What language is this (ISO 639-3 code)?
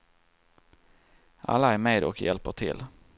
swe